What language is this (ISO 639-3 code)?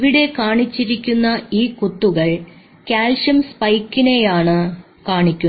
mal